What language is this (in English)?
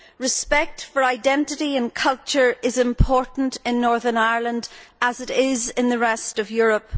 English